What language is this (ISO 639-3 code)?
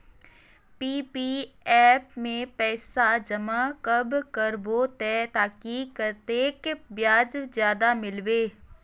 mag